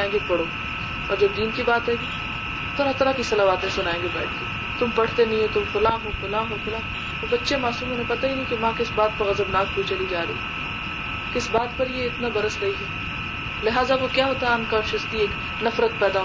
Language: Urdu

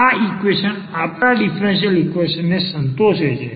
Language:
Gujarati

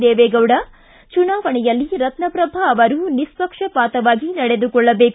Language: Kannada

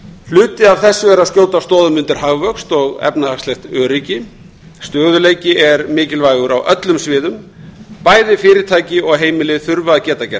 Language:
Icelandic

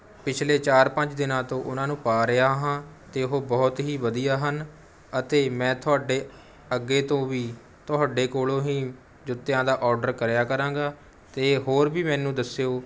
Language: Punjabi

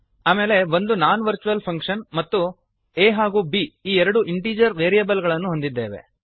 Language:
Kannada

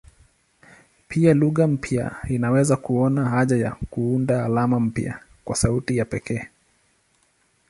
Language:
Swahili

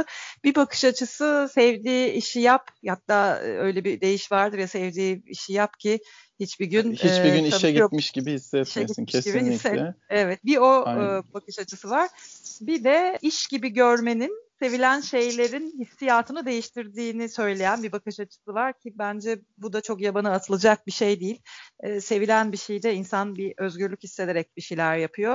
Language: Turkish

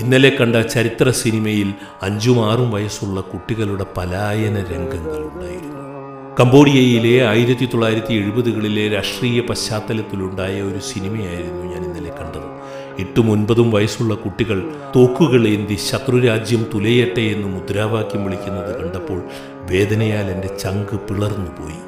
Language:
Malayalam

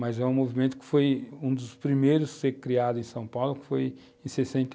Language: Portuguese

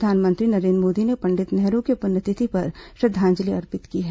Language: Hindi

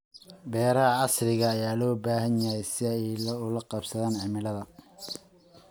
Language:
Somali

